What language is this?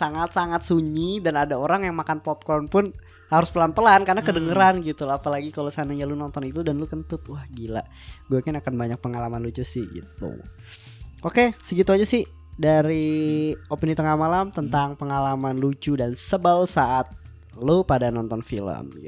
Indonesian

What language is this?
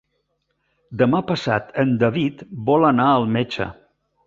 Catalan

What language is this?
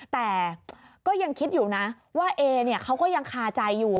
Thai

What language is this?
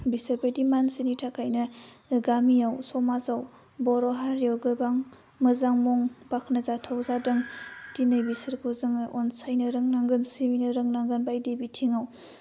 Bodo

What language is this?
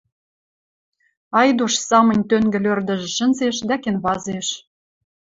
Western Mari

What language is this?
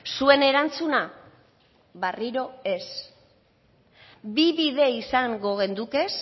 Basque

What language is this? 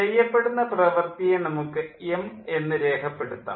Malayalam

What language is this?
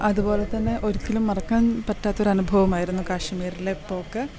Malayalam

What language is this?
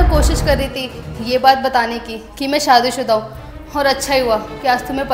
Hindi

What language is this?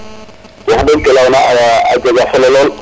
Serer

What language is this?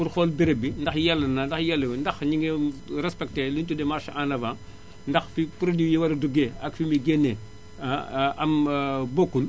Wolof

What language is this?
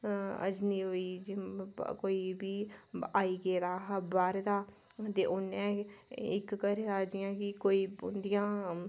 Dogri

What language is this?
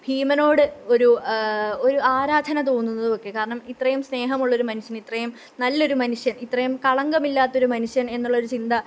Malayalam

